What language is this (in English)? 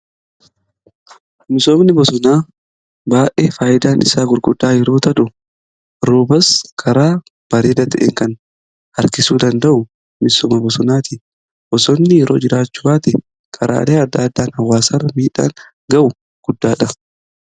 Oromo